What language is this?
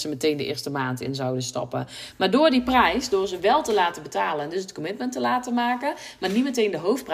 Dutch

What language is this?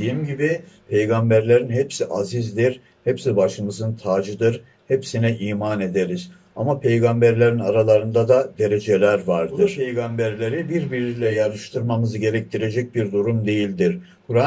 Turkish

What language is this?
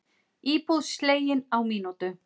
Icelandic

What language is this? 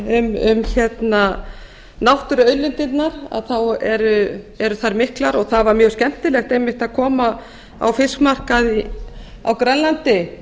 Icelandic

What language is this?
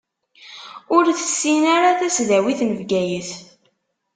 Kabyle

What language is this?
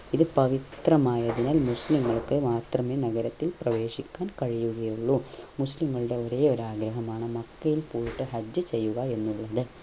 Malayalam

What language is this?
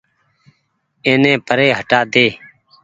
Goaria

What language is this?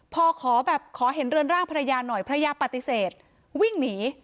Thai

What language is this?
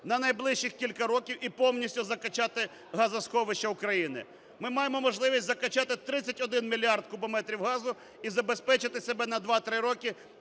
Ukrainian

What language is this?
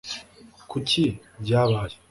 Kinyarwanda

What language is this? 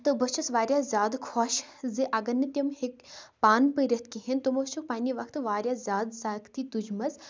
Kashmiri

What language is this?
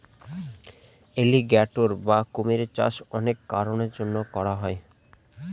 Bangla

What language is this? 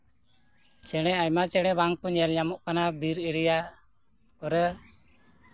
Santali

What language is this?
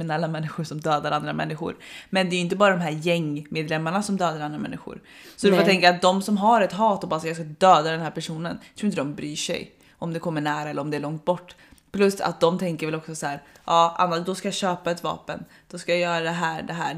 Swedish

